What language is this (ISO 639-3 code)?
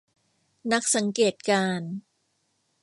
tha